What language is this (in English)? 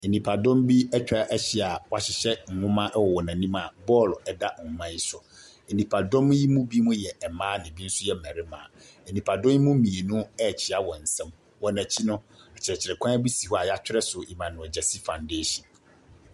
Akan